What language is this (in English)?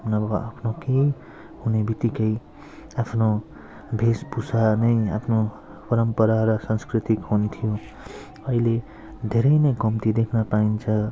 Nepali